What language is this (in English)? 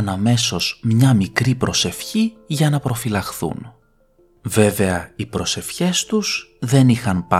Greek